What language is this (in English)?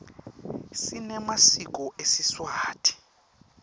Swati